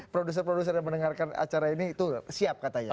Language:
Indonesian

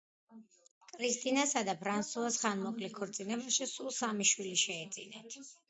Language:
Georgian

